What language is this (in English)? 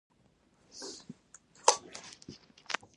Pashto